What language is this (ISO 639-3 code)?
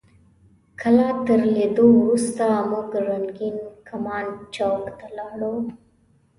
pus